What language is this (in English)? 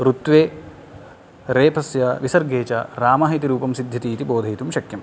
Sanskrit